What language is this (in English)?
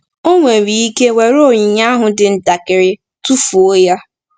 Igbo